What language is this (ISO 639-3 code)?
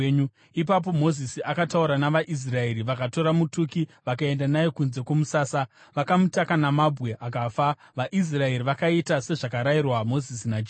sna